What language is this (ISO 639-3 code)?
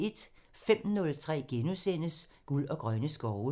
dan